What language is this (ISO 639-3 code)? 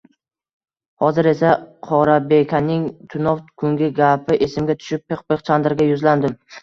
uzb